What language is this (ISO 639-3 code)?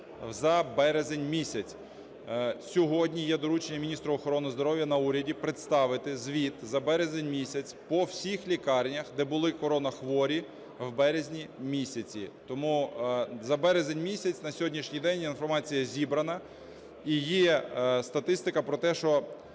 ukr